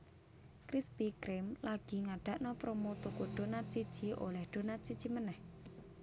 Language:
Javanese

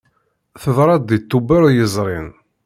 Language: Kabyle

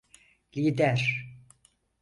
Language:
Turkish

